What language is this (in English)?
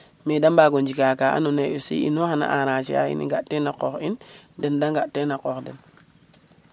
Serer